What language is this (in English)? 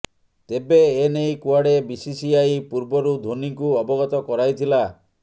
Odia